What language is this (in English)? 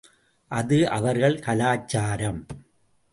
Tamil